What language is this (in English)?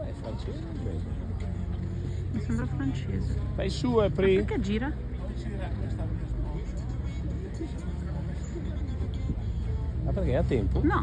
Italian